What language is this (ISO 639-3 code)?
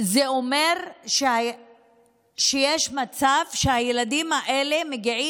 heb